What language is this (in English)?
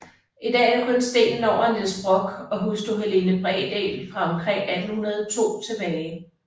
Danish